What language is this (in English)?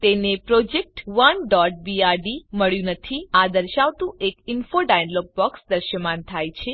Gujarati